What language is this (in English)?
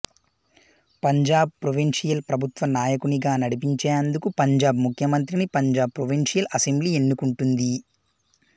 Telugu